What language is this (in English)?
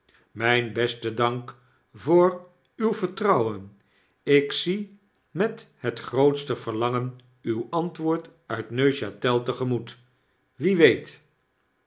Dutch